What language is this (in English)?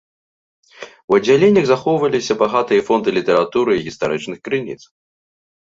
Belarusian